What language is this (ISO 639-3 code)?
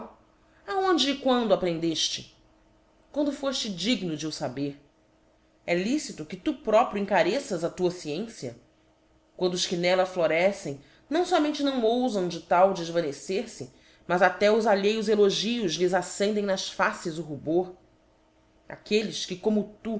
por